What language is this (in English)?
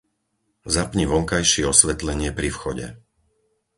Slovak